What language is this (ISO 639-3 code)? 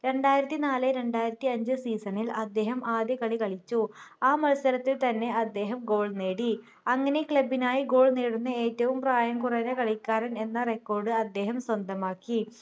mal